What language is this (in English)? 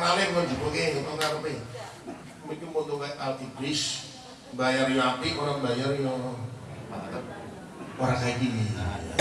Indonesian